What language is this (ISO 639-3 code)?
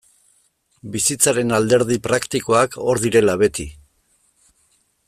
eus